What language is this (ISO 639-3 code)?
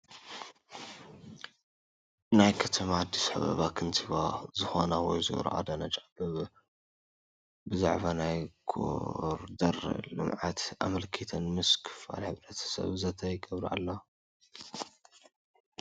tir